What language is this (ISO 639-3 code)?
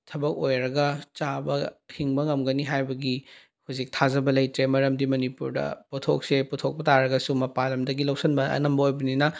mni